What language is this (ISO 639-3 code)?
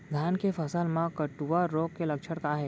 hne